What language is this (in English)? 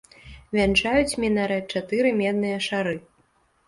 Belarusian